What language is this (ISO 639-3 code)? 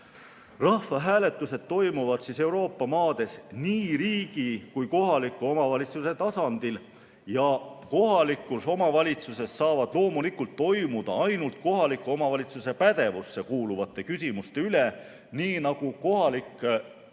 est